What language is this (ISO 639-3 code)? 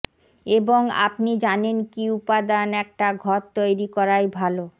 ben